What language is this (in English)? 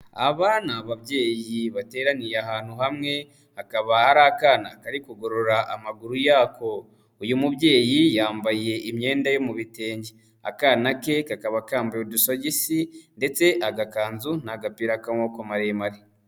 Kinyarwanda